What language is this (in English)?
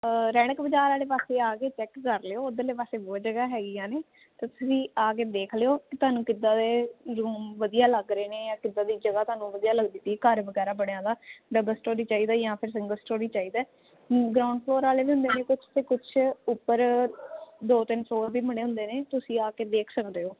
Punjabi